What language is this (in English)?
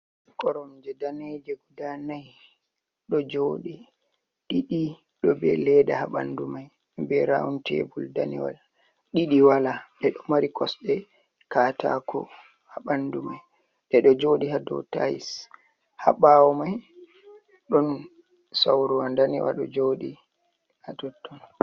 Fula